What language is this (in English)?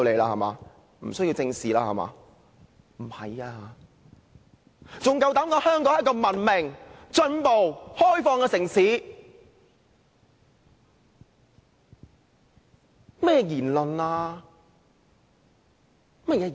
Cantonese